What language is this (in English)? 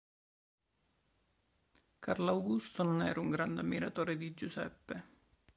Italian